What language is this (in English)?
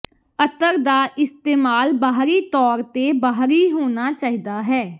Punjabi